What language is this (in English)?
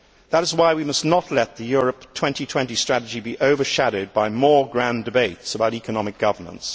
English